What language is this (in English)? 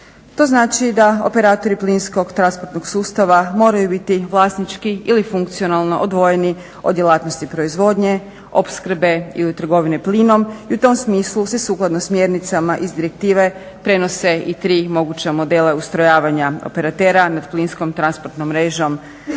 Croatian